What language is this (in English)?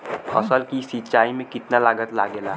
Bhojpuri